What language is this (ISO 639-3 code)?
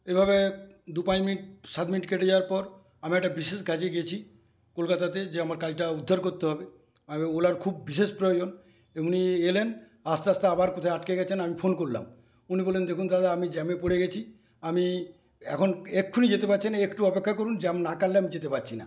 ben